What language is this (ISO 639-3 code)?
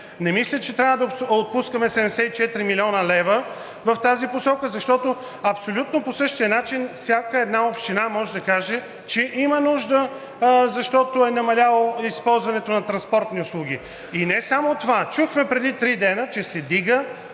bul